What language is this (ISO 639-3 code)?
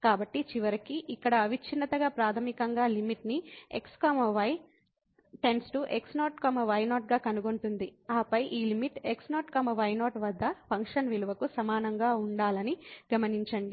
tel